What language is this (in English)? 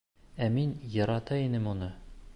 Bashkir